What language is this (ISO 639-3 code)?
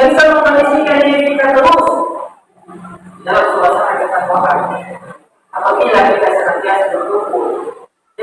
ind